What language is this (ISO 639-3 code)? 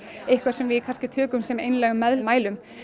isl